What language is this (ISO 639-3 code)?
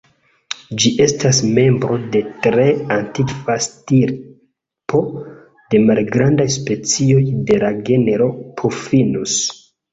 epo